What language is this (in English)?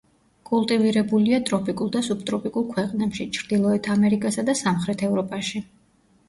Georgian